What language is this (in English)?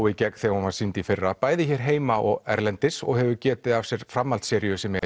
Icelandic